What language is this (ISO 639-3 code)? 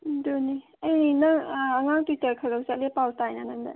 mni